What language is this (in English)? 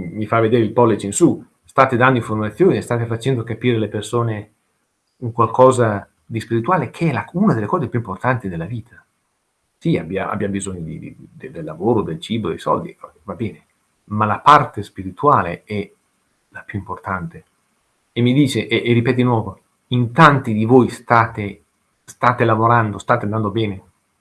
Italian